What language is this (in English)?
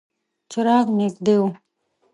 Pashto